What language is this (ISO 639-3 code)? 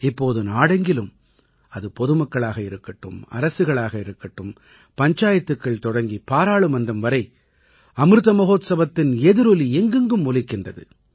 tam